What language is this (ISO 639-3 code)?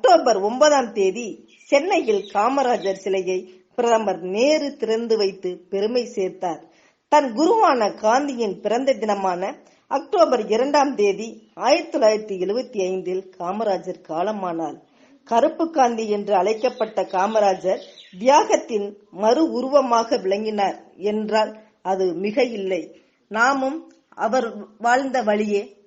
tam